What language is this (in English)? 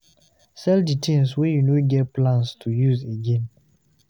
Nigerian Pidgin